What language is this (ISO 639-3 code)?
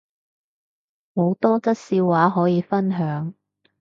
yue